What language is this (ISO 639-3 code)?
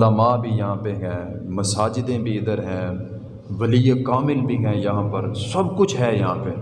urd